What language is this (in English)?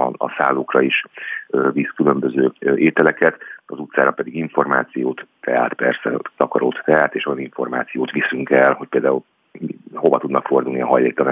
Hungarian